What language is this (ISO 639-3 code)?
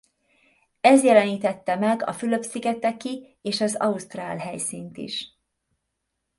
hun